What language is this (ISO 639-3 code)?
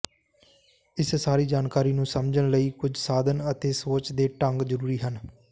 pan